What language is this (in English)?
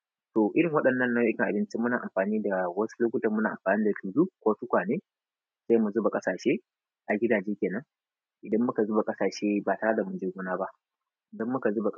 Hausa